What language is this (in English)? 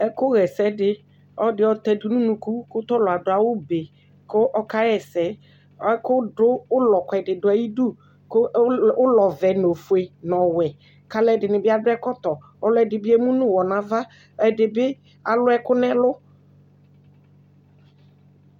Ikposo